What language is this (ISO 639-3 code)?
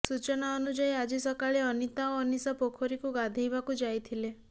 ori